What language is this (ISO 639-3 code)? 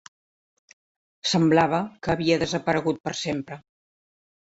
cat